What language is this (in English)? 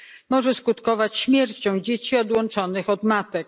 Polish